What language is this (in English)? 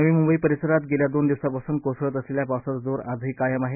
Marathi